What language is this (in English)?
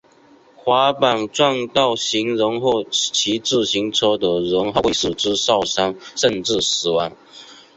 Chinese